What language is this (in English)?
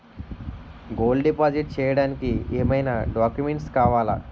Telugu